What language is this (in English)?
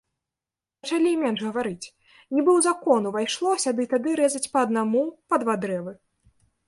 Belarusian